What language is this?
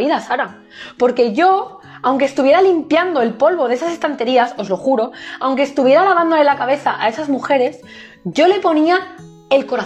Spanish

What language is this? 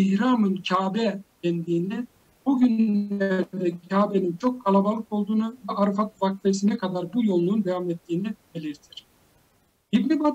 Turkish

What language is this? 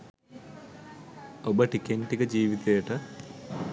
Sinhala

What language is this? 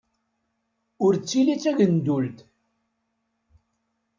Kabyle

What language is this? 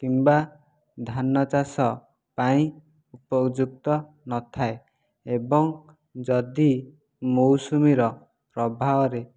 Odia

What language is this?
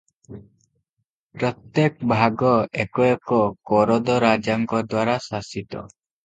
Odia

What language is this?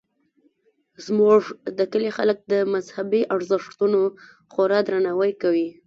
Pashto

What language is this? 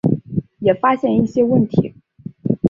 Chinese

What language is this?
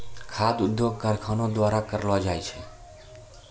Maithili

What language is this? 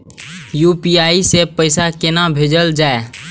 Maithili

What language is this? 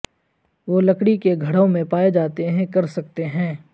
Urdu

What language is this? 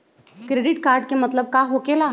Magahi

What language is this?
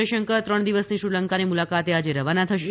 Gujarati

